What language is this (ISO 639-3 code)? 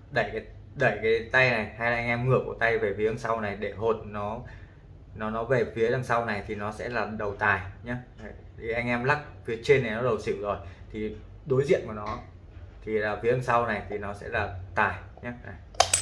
vie